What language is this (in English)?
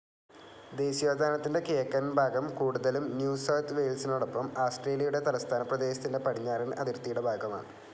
Malayalam